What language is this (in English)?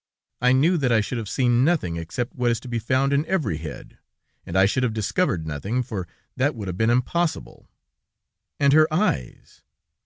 English